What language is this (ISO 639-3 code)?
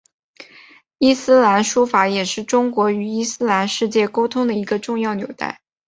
zho